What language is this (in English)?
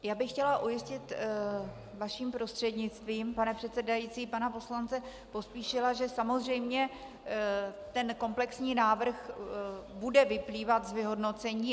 Czech